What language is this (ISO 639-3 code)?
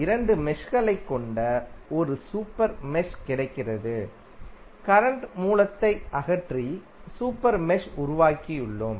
tam